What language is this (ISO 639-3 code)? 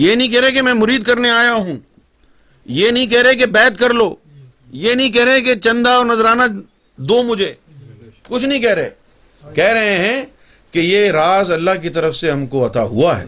urd